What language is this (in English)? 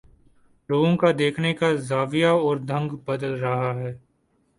Urdu